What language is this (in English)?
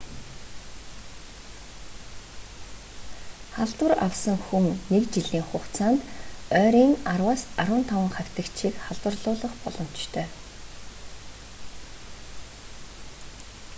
Mongolian